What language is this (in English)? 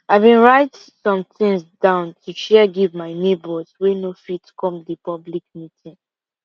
Nigerian Pidgin